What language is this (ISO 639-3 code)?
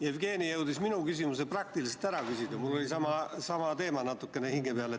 est